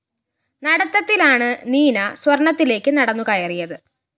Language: Malayalam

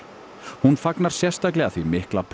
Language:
Icelandic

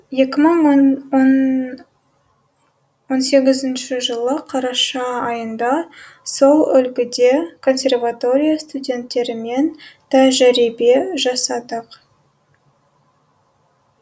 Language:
Kazakh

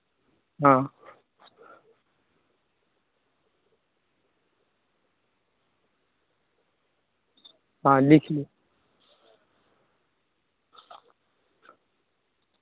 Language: Maithili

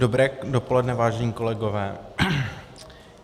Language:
Czech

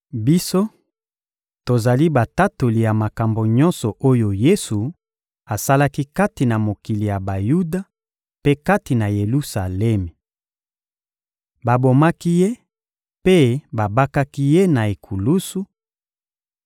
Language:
Lingala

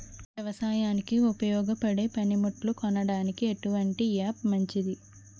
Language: Telugu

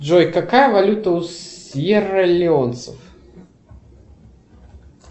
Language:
Russian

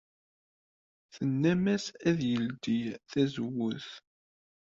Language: Kabyle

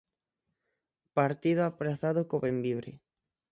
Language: Galician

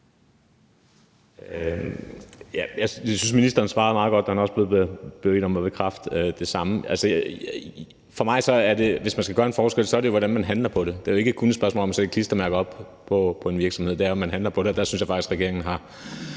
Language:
Danish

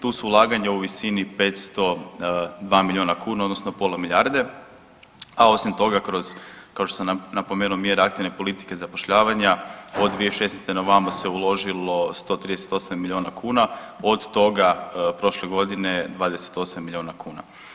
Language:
Croatian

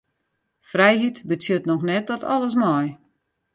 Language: Western Frisian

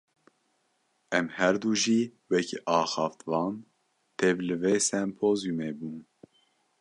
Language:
Kurdish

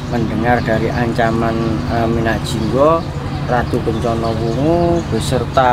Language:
Indonesian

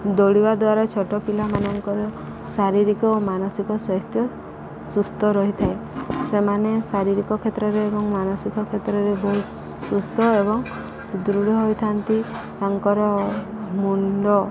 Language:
Odia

